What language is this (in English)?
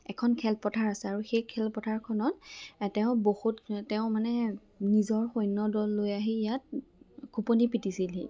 Assamese